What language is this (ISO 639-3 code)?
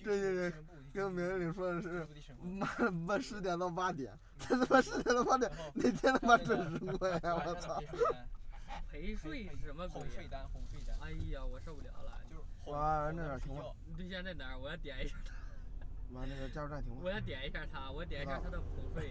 zho